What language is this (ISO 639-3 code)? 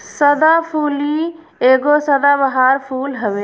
bho